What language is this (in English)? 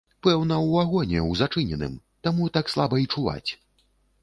Belarusian